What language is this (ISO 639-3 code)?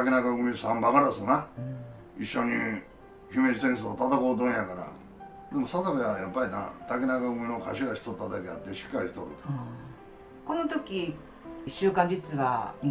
jpn